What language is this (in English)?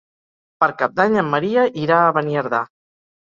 Catalan